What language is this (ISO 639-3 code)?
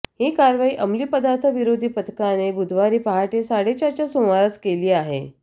mar